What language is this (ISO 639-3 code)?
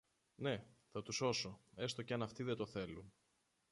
ell